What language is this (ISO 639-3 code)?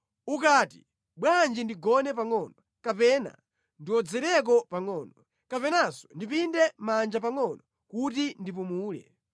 nya